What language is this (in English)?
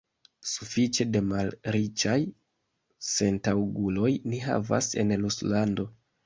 Esperanto